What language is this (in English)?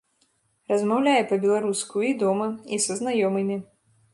Belarusian